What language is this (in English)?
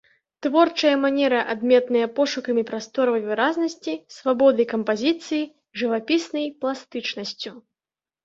Belarusian